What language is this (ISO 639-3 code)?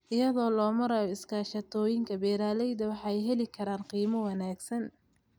som